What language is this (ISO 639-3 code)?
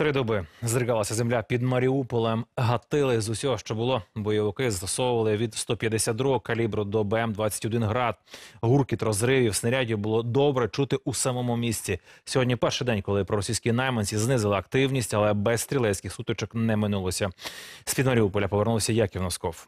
ukr